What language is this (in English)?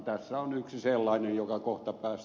Finnish